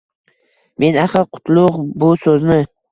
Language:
Uzbek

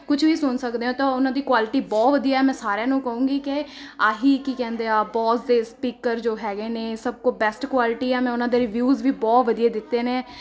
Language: Punjabi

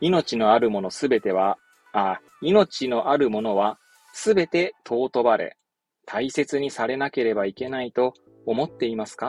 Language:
Japanese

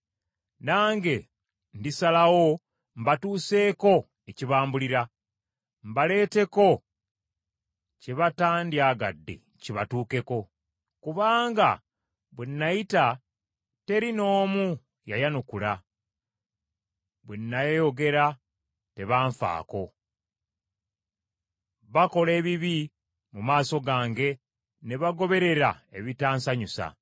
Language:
Ganda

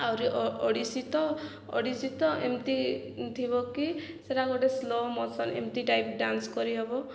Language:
Odia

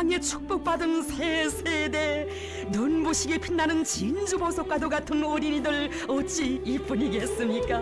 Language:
Korean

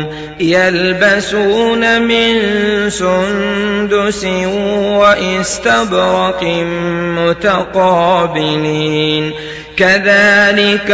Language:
Arabic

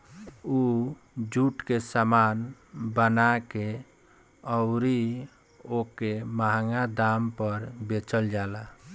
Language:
Bhojpuri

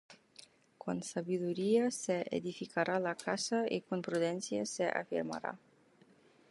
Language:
Spanish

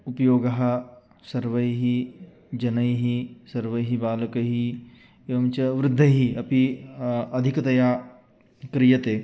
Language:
Sanskrit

